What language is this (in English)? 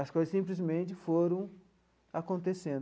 Portuguese